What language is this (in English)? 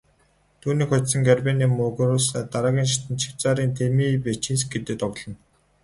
Mongolian